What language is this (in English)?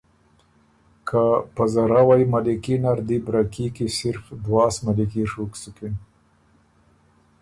Ormuri